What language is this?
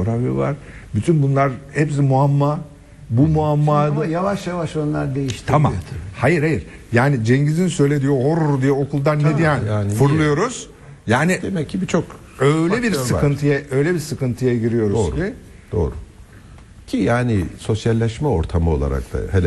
Turkish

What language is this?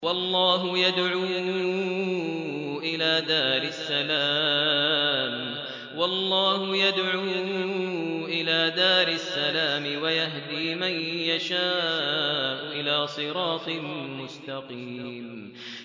Arabic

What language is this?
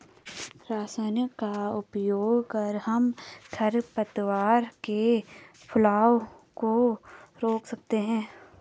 Hindi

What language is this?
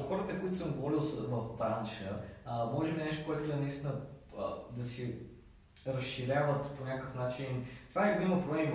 Bulgarian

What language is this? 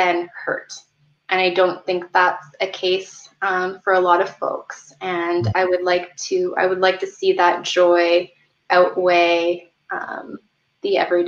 English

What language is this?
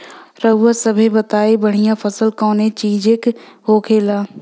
Bhojpuri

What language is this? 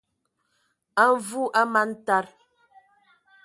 Ewondo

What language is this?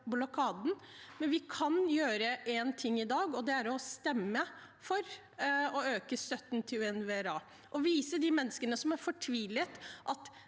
Norwegian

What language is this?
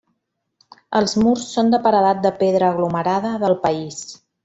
Catalan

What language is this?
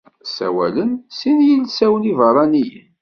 Kabyle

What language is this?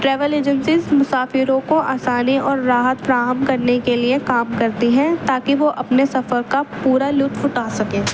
Urdu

